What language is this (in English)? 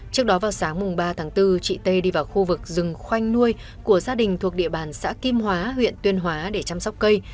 Vietnamese